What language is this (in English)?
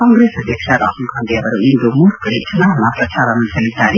Kannada